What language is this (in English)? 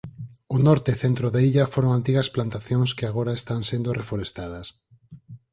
Galician